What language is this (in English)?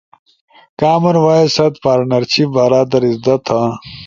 Ushojo